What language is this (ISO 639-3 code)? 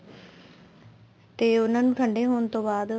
pan